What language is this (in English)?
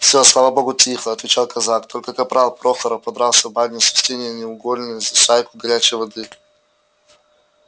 Russian